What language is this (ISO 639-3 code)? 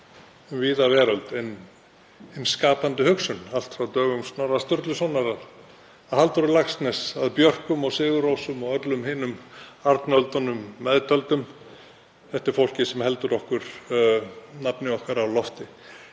isl